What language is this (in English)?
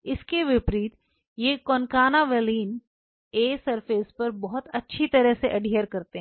Hindi